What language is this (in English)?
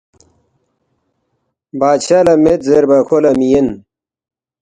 Balti